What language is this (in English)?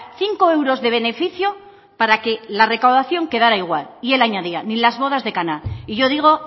Spanish